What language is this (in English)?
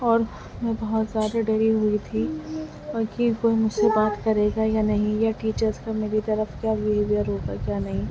Urdu